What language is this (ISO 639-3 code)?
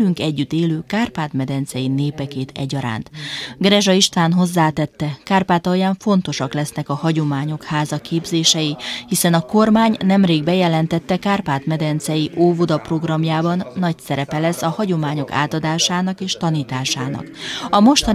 hun